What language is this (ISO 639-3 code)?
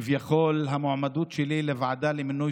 heb